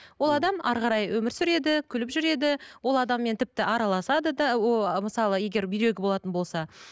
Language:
Kazakh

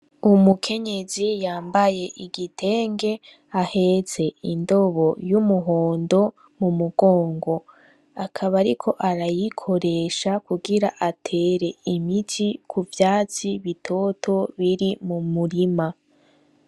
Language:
Rundi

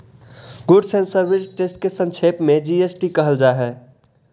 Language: Magahi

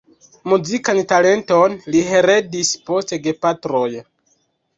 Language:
Esperanto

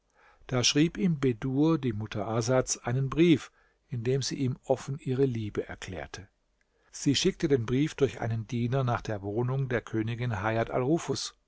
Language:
German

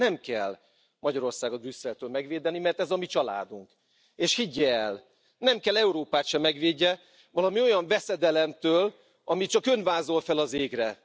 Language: Hungarian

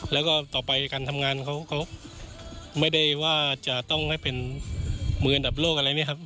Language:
Thai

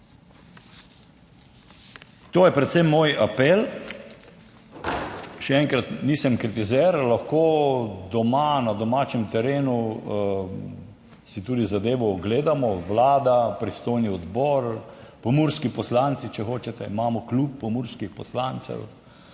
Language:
Slovenian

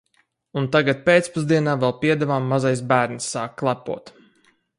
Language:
Latvian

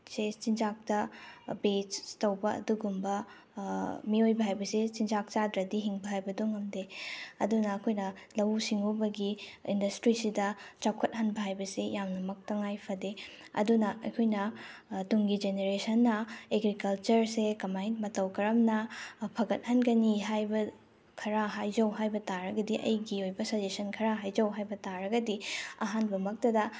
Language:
Manipuri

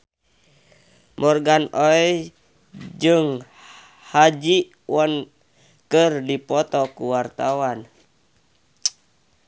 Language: Sundanese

